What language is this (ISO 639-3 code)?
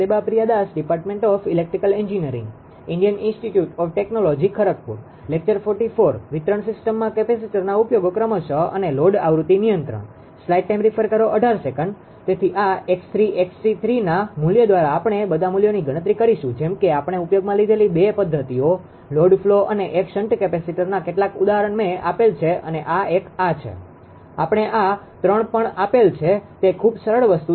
guj